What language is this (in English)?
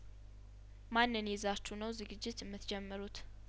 Amharic